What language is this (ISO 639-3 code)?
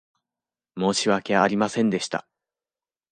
jpn